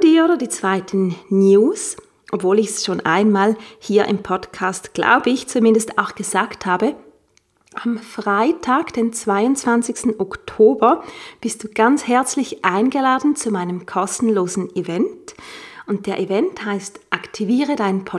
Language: German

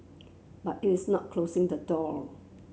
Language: English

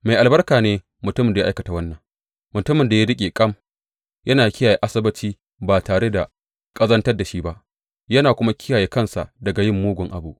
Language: Hausa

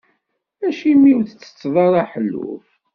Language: Kabyle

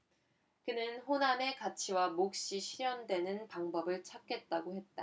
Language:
Korean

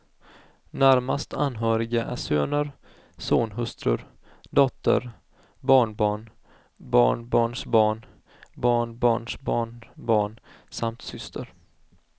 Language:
Swedish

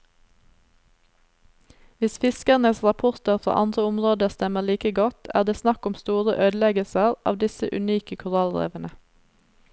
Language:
Norwegian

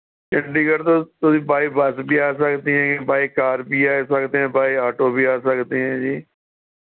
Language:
Punjabi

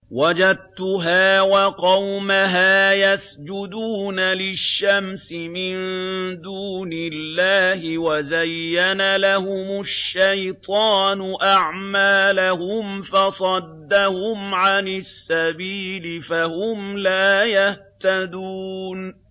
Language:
Arabic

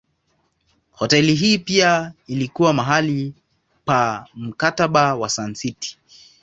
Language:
Swahili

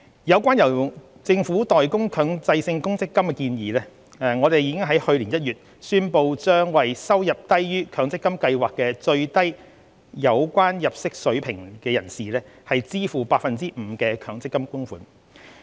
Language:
Cantonese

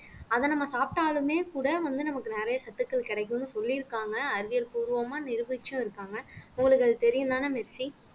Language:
Tamil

